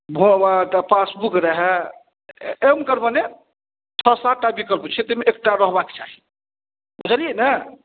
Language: Maithili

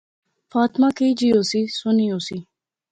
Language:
Pahari-Potwari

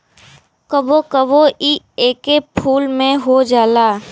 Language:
Bhojpuri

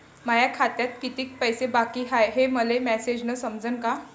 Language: Marathi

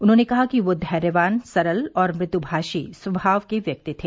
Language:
Hindi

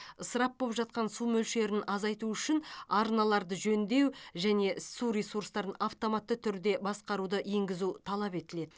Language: Kazakh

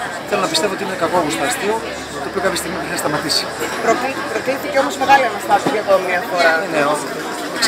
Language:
Greek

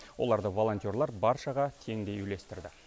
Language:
Kazakh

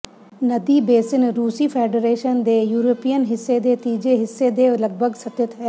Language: Punjabi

